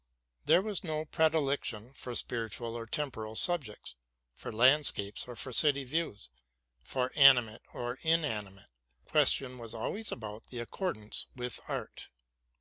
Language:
English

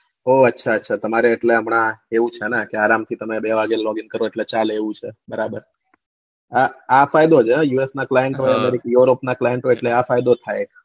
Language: Gujarati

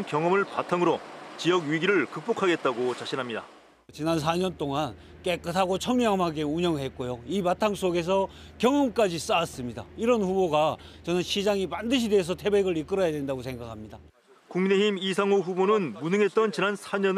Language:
Korean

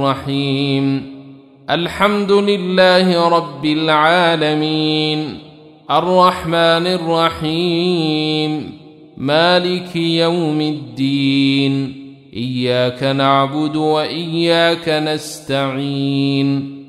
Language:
Arabic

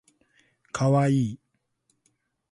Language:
Japanese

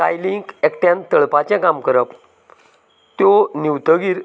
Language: Konkani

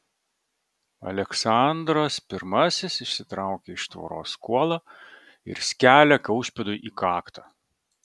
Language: Lithuanian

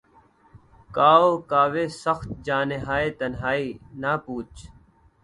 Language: Urdu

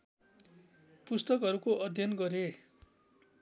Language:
Nepali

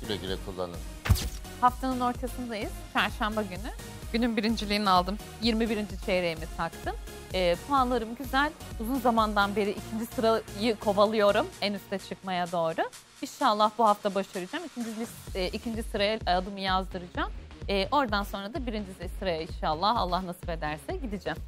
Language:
Turkish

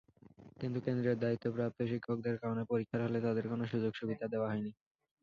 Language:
Bangla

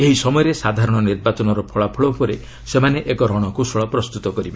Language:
Odia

